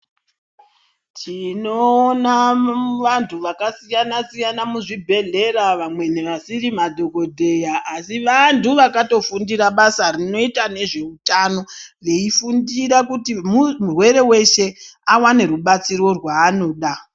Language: Ndau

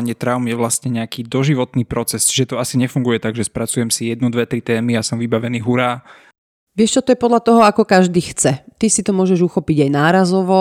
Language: Slovak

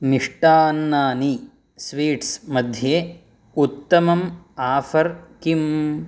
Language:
Sanskrit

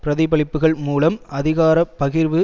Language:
Tamil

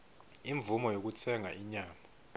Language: Swati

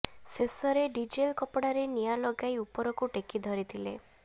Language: Odia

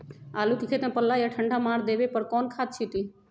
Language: Magahi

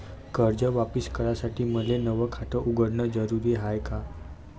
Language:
Marathi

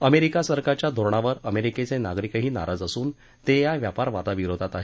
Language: Marathi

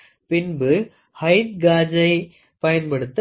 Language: Tamil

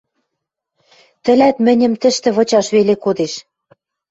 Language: Western Mari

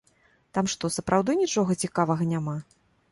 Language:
Belarusian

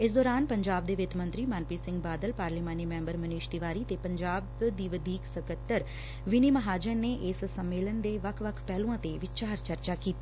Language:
Punjabi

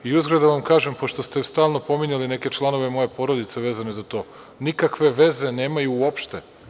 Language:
Serbian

